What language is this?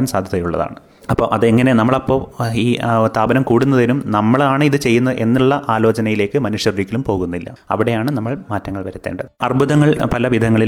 Malayalam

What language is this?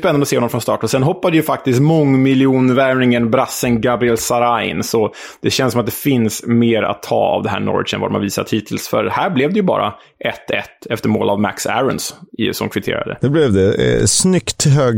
Swedish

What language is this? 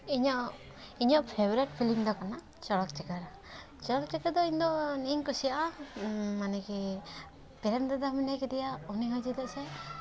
Santali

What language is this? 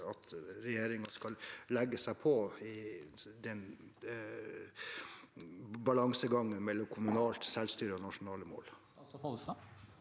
Norwegian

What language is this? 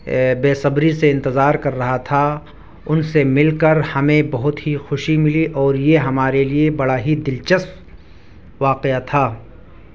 Urdu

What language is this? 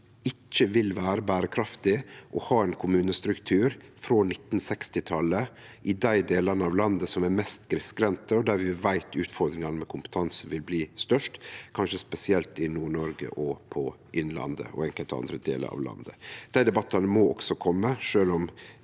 Norwegian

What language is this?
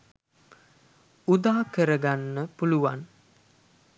Sinhala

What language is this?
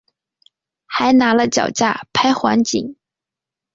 Chinese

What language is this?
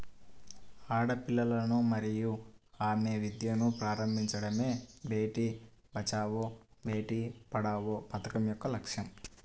Telugu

